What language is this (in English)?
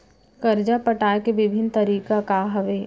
Chhattisgarhi